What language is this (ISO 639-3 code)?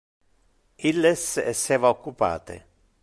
ina